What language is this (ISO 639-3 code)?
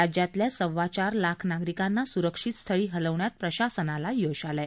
mar